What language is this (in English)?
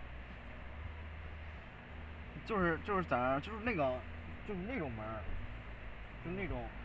Chinese